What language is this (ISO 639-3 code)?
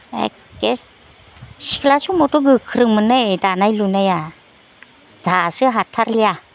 brx